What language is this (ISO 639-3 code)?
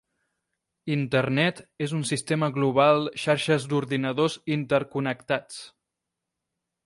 cat